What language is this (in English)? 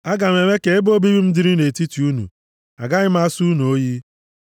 Igbo